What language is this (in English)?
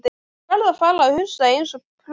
Icelandic